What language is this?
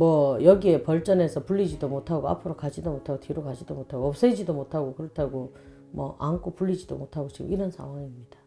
Korean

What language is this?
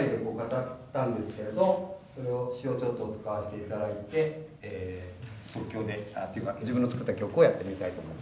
Japanese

